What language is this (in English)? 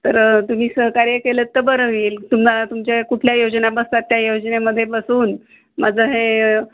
Marathi